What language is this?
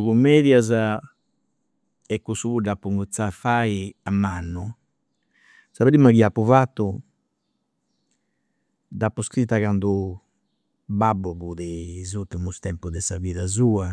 Campidanese Sardinian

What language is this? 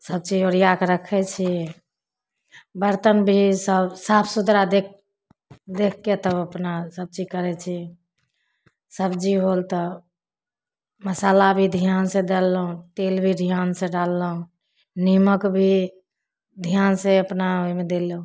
Maithili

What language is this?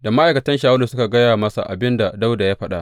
Hausa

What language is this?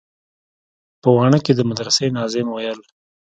Pashto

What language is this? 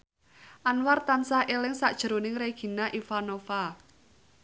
Javanese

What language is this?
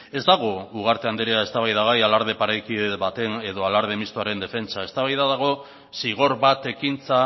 Basque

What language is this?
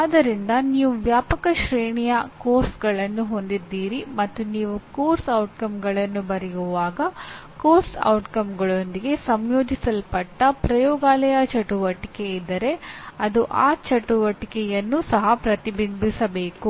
Kannada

